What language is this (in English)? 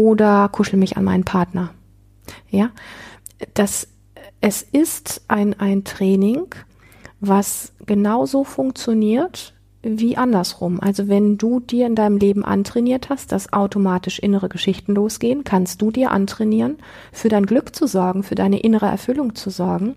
German